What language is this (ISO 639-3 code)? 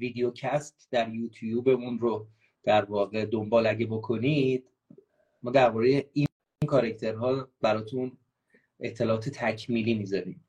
fas